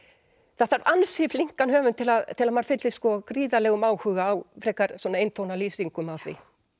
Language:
Icelandic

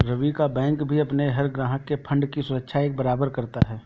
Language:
Hindi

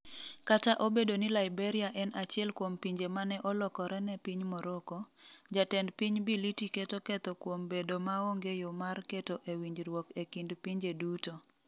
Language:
Luo (Kenya and Tanzania)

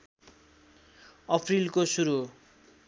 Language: Nepali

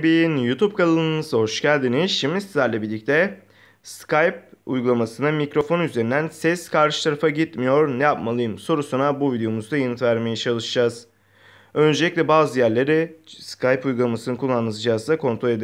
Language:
Turkish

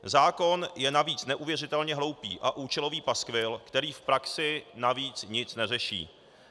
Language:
Czech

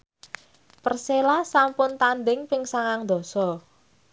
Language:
Javanese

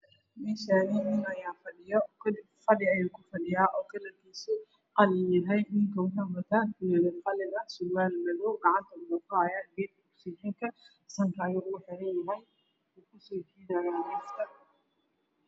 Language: Somali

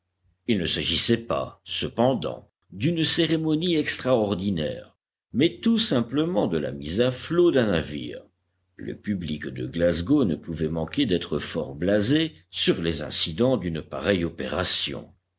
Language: French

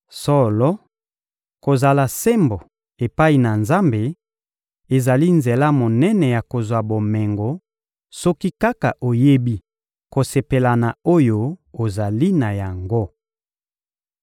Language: Lingala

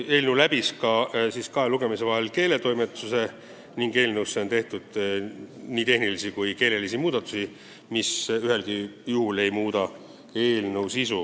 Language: Estonian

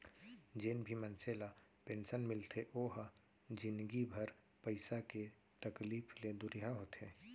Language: Chhattisgarhi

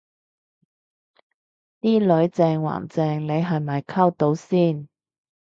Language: Cantonese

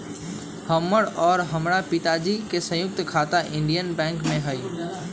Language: Magahi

